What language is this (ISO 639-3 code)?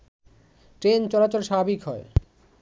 ben